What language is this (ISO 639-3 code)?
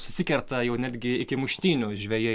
lit